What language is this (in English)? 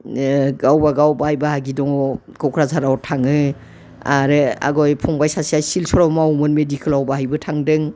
Bodo